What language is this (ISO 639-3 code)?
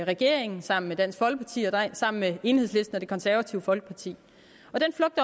dan